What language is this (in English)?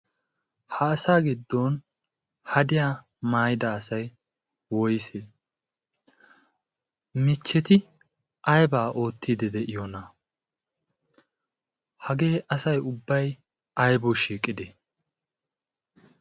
Wolaytta